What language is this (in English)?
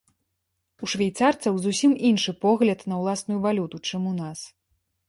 Belarusian